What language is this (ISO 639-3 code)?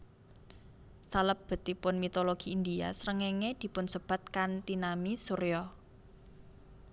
jav